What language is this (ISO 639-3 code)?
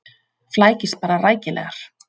isl